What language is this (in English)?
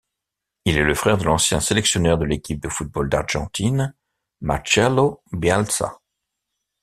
French